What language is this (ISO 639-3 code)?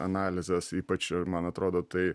lit